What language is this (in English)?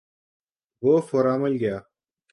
Urdu